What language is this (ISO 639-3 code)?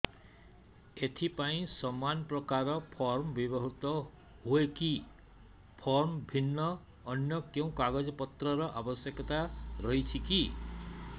ori